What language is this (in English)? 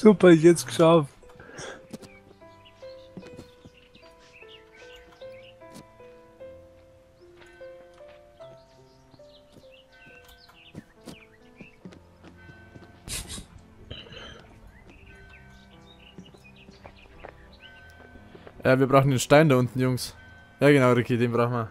German